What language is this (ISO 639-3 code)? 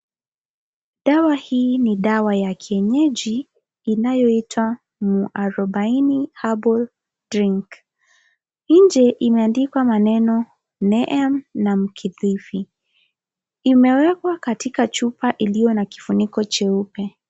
swa